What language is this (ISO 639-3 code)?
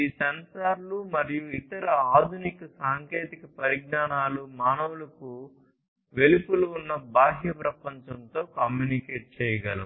tel